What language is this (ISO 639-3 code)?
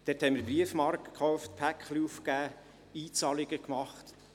gsw